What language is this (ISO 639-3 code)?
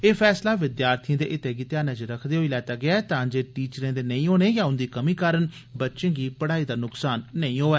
doi